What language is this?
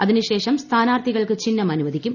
Malayalam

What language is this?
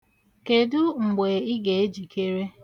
Igbo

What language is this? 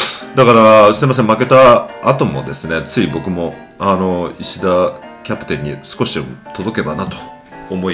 Japanese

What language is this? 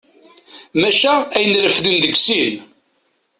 Kabyle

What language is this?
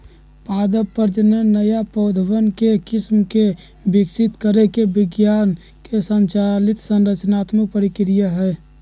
Magahi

